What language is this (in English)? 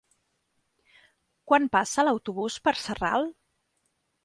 Catalan